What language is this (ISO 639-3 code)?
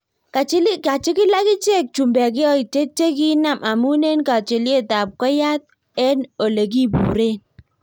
kln